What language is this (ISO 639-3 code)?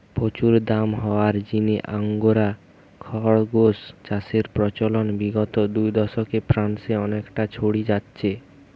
ben